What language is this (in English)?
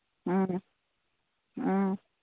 Manipuri